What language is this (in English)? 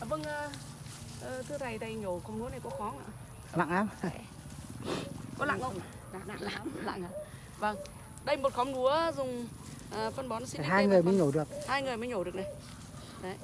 Vietnamese